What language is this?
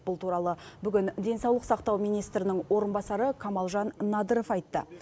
Kazakh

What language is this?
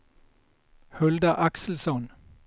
Swedish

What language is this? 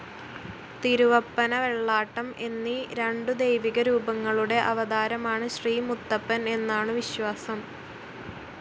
Malayalam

